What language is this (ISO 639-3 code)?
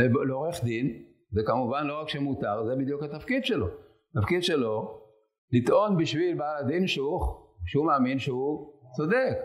heb